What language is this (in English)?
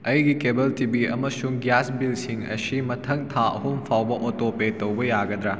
Manipuri